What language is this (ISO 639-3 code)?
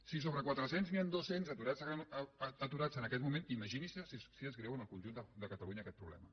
cat